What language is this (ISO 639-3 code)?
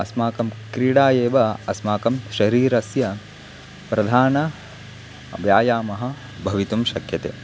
san